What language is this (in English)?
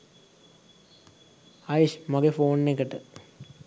Sinhala